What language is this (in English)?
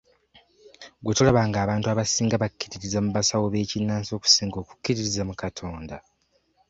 Ganda